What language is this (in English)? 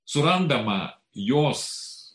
Lithuanian